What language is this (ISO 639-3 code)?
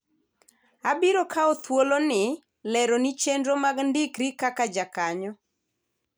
luo